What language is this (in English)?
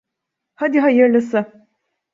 Turkish